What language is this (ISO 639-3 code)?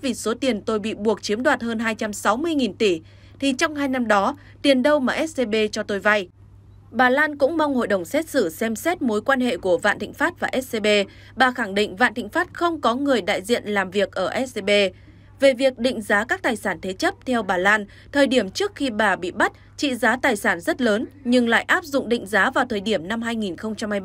vie